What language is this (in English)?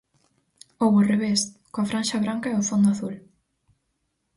Galician